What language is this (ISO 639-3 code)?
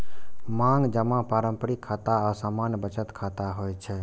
mai